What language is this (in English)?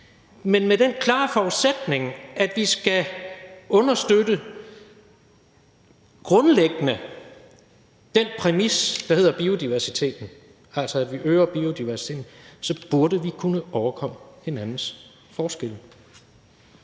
Danish